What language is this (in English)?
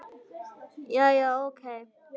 Icelandic